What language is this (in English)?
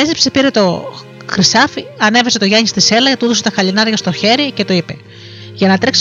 Greek